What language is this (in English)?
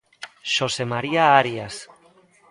Galician